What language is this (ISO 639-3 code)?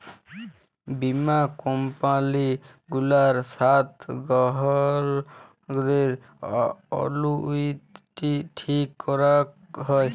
ben